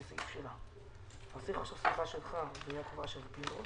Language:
Hebrew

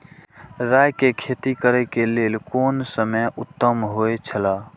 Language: Maithili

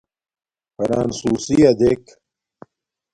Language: Domaaki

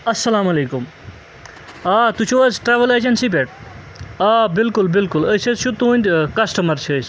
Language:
Kashmiri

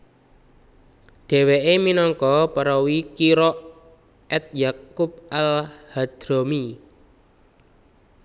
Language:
Javanese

